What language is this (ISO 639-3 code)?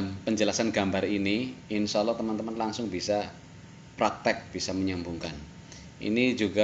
ind